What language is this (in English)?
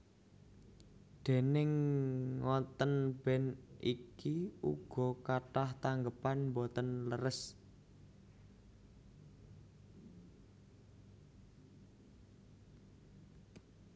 Javanese